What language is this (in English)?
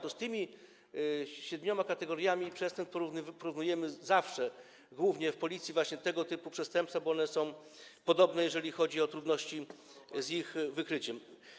Polish